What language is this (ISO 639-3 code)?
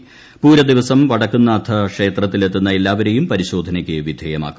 mal